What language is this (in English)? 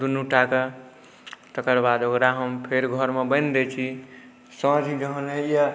Maithili